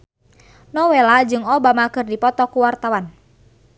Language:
Sundanese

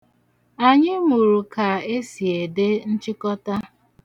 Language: Igbo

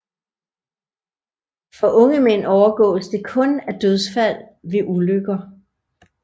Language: Danish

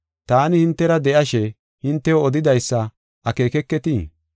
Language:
Gofa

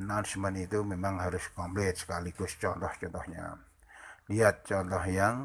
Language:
Indonesian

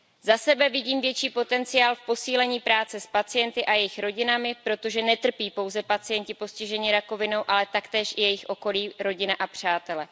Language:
Czech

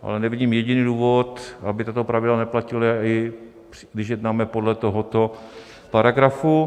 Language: Czech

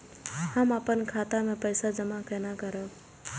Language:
Maithili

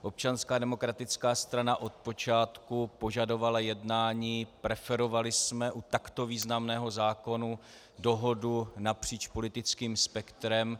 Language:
Czech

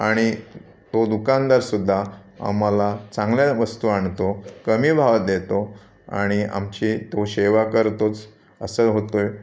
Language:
Marathi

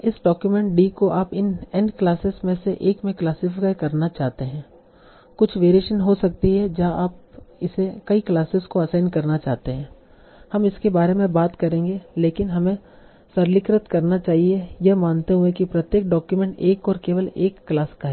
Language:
Hindi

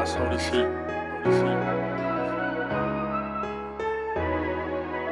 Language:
English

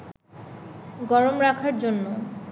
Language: Bangla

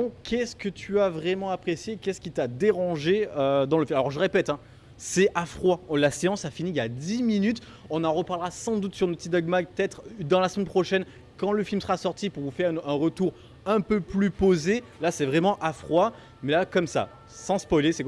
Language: French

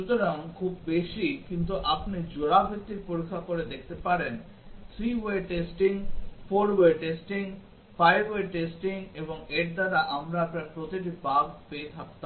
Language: Bangla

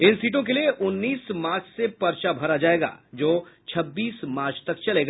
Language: Hindi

